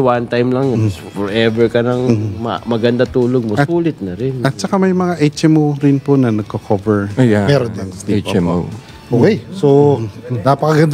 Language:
Filipino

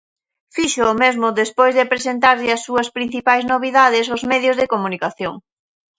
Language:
Galician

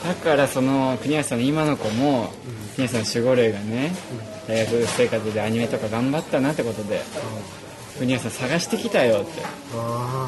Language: Japanese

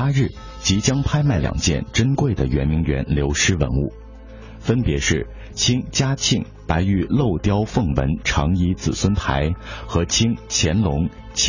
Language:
Chinese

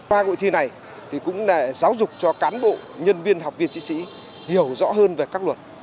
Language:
Vietnamese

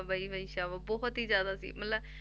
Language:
Punjabi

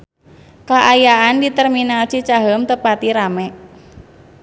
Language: Sundanese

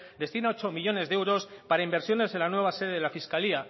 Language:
Spanish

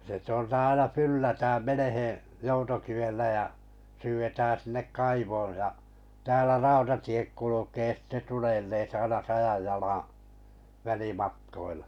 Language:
Finnish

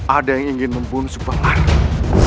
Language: Indonesian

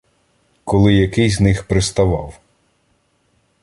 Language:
Ukrainian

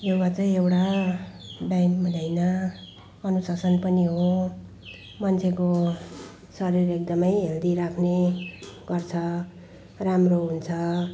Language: Nepali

